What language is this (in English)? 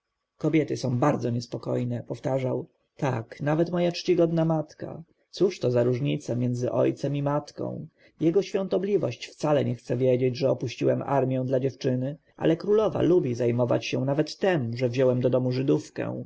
Polish